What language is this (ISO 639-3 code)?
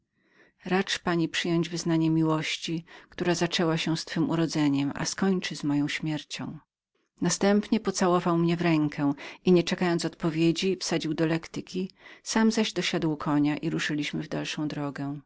pol